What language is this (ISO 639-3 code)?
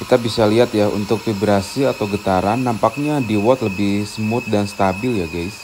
ind